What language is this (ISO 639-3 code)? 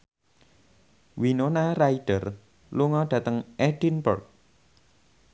jav